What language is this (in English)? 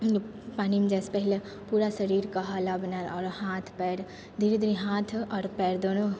Maithili